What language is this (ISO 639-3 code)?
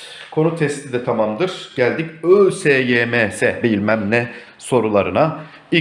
tur